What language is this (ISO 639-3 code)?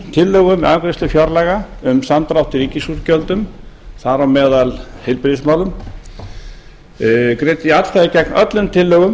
isl